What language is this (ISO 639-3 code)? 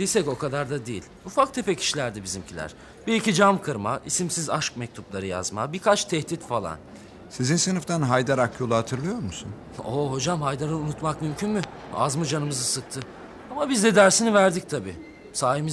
tur